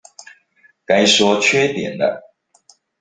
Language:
Chinese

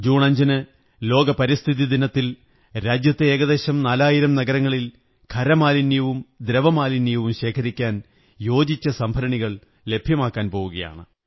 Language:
Malayalam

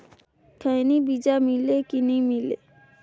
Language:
Chhattisgarhi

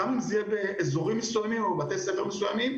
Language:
Hebrew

